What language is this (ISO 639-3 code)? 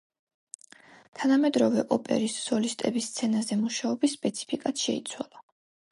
kat